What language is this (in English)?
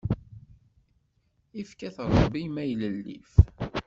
Kabyle